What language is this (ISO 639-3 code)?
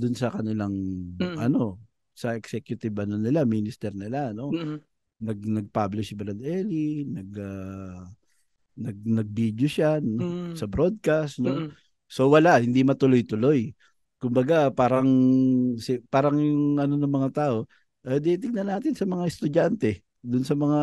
fil